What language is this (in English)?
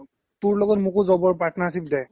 Assamese